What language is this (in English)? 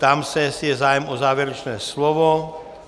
Czech